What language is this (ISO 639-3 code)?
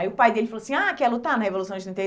por